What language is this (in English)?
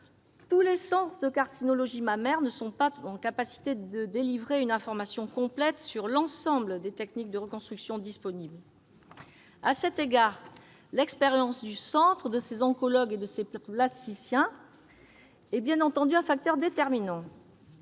French